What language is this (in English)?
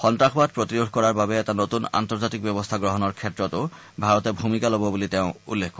Assamese